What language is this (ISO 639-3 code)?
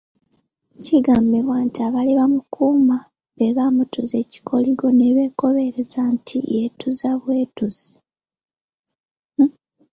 lug